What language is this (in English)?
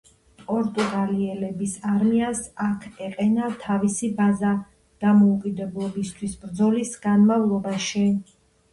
Georgian